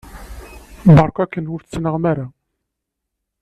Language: Kabyle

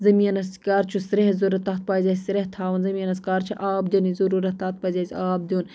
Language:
Kashmiri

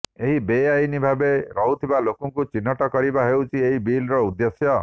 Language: Odia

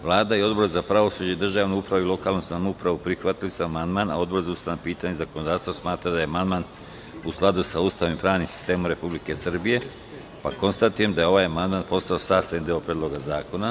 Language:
Serbian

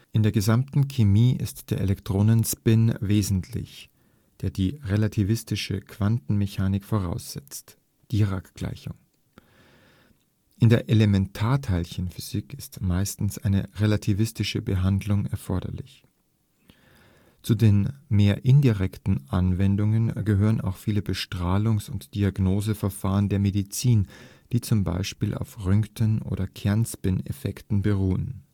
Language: German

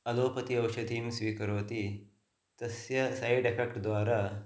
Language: Sanskrit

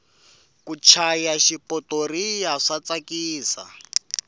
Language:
Tsonga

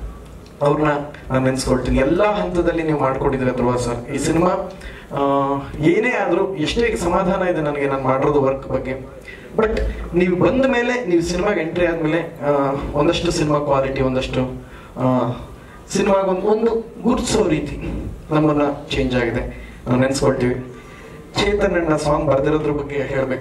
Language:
Indonesian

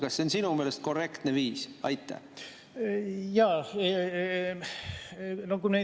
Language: Estonian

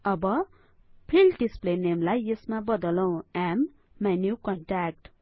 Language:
Nepali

